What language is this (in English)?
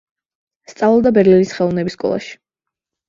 Georgian